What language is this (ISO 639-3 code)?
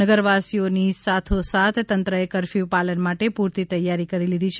guj